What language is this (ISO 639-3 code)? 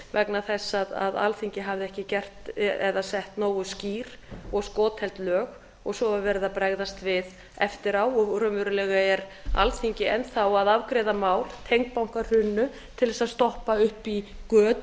isl